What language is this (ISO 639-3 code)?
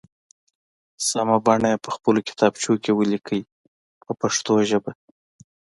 pus